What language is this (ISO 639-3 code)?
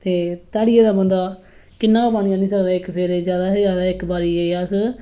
doi